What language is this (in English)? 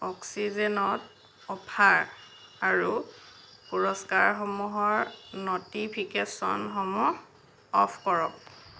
Assamese